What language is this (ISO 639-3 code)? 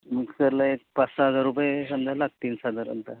mar